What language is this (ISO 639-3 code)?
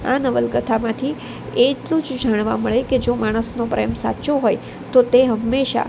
guj